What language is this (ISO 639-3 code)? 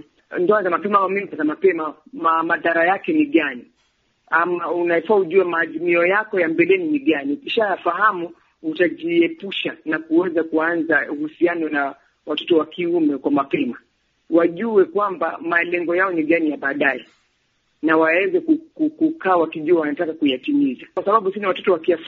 swa